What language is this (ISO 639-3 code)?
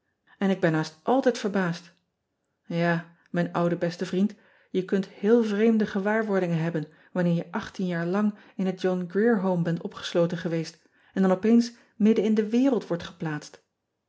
nld